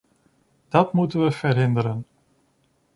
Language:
Dutch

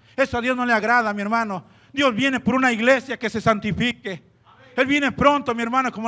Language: Spanish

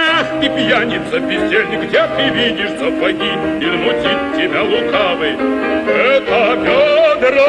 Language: Ukrainian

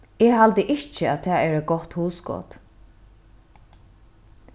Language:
Faroese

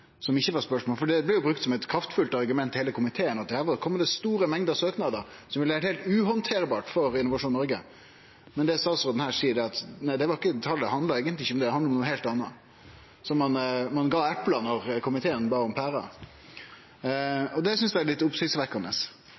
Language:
Norwegian Nynorsk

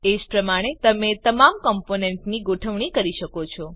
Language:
Gujarati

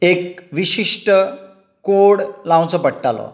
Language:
Konkani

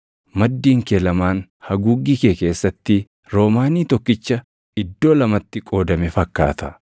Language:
Oromo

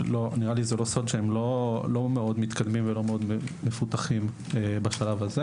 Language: Hebrew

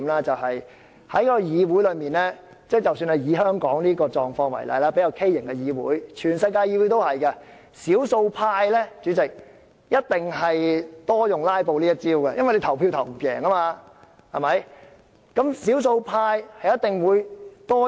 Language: Cantonese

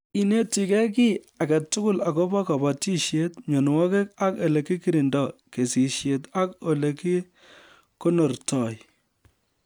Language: Kalenjin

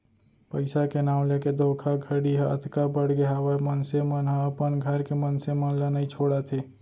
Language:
Chhattisgarhi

